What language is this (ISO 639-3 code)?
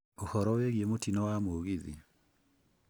kik